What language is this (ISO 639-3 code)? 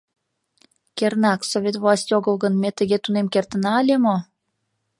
chm